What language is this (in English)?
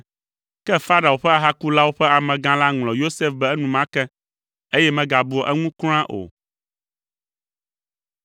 Ewe